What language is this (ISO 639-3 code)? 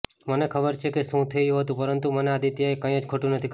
guj